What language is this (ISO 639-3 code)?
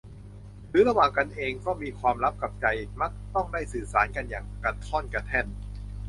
tha